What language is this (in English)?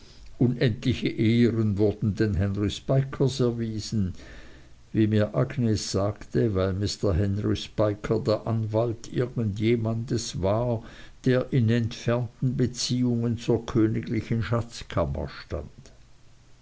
German